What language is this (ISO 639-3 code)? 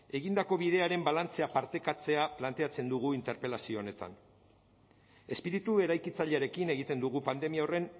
eus